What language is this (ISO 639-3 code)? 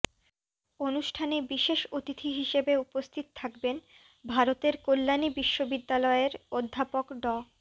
ben